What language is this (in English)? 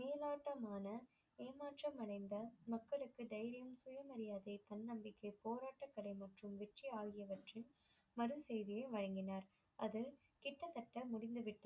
Tamil